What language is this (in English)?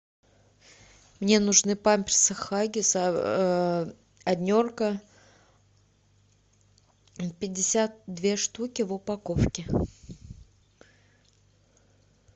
Russian